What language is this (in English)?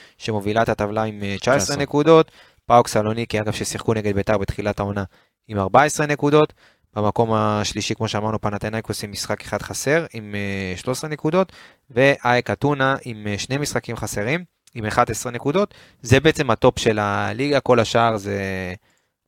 Hebrew